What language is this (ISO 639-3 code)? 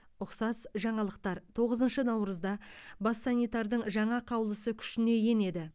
kaz